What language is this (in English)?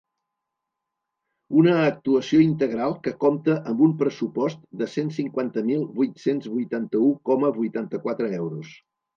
Catalan